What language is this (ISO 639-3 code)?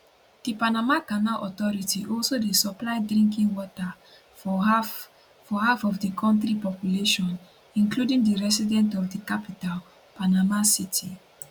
pcm